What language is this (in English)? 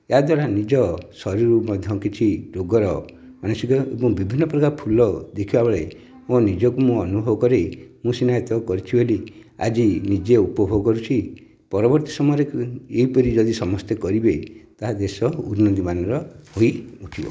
Odia